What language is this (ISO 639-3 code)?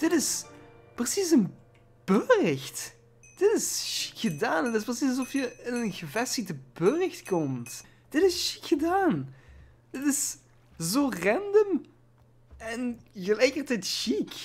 nld